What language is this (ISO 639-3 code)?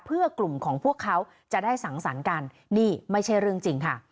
tha